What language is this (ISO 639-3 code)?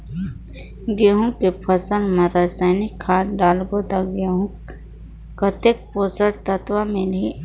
hne